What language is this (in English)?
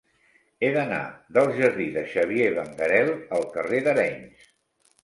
Catalan